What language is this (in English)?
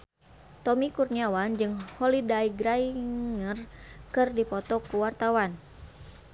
Sundanese